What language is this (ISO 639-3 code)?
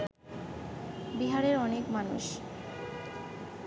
ben